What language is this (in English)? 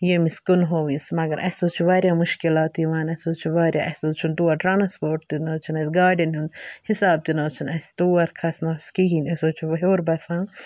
Kashmiri